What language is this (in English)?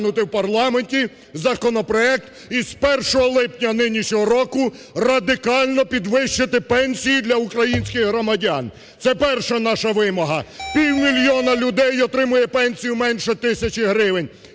Ukrainian